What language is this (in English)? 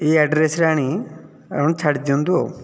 Odia